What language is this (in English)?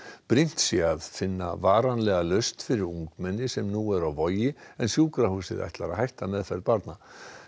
Icelandic